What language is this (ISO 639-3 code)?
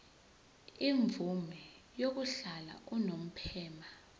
zul